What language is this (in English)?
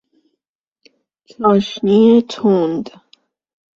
Persian